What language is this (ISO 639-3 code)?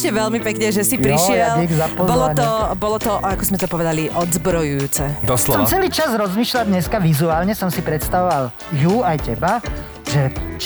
slk